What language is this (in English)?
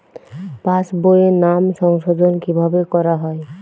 Bangla